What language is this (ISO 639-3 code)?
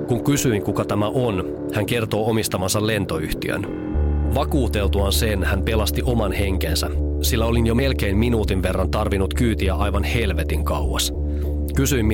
fin